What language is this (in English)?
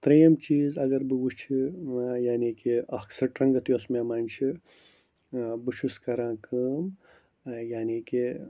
Kashmiri